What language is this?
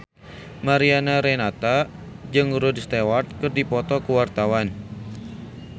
Sundanese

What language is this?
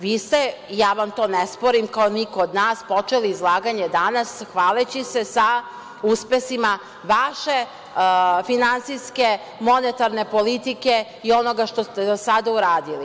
Serbian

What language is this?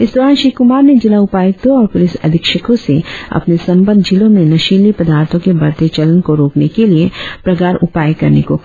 Hindi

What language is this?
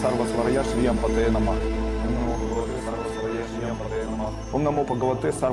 Russian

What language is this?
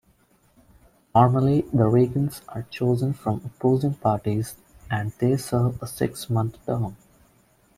English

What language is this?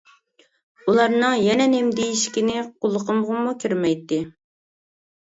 Uyghur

